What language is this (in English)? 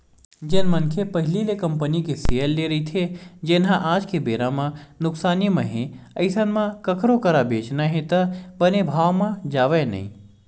Chhattisgarhi